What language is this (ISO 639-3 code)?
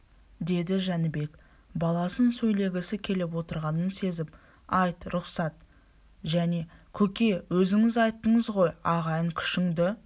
kaz